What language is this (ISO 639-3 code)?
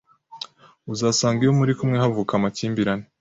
kin